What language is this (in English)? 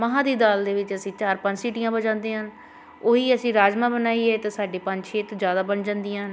Punjabi